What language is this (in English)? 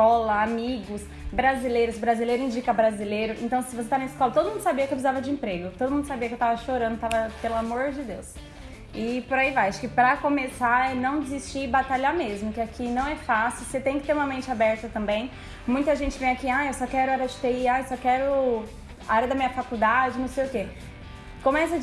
Portuguese